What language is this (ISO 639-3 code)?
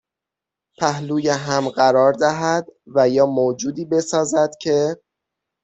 fas